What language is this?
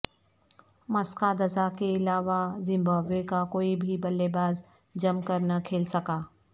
Urdu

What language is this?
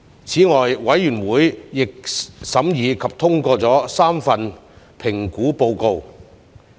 Cantonese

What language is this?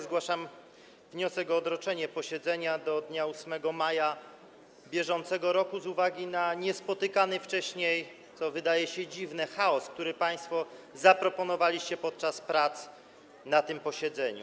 Polish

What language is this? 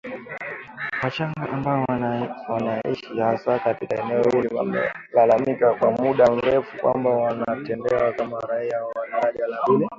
Swahili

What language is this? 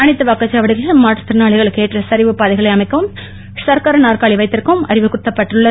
Tamil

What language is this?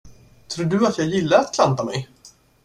Swedish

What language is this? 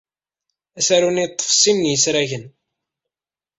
Kabyle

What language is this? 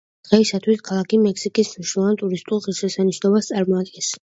Georgian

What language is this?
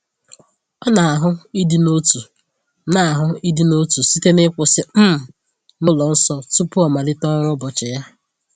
Igbo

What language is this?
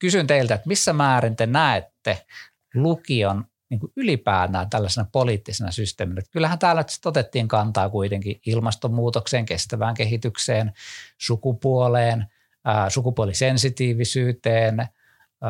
Finnish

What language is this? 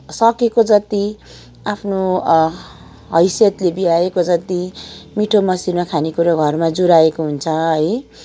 Nepali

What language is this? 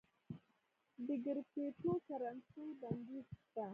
Pashto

